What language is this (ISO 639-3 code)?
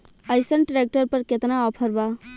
bho